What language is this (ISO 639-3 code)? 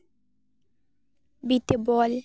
sat